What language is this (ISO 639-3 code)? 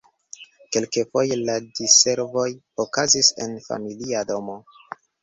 epo